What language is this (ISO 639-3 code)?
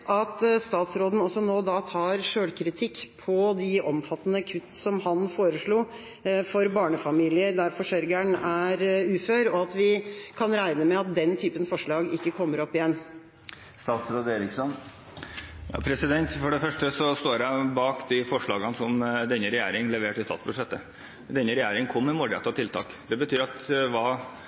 nob